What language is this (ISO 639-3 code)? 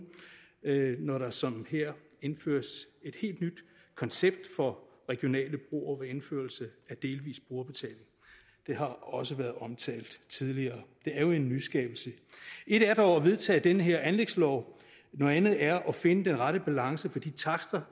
dan